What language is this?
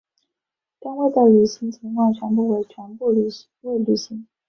Chinese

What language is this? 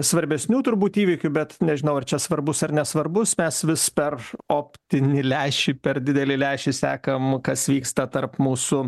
Lithuanian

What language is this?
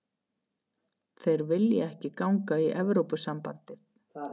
Icelandic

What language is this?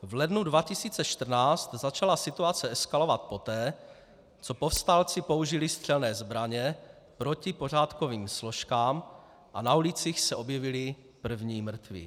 Czech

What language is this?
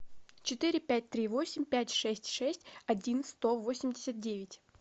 Russian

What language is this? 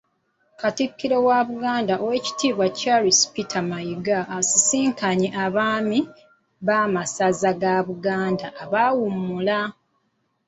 Ganda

